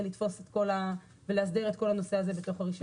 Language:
Hebrew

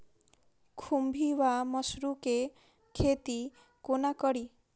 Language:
Maithili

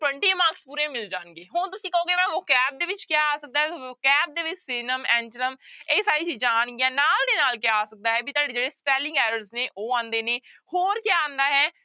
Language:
Punjabi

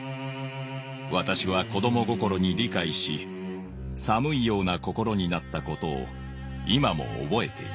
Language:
Japanese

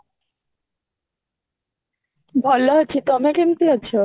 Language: Odia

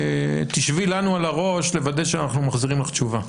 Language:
Hebrew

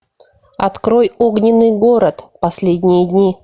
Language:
Russian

